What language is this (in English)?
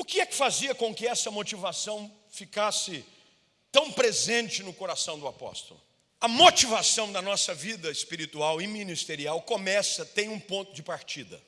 Portuguese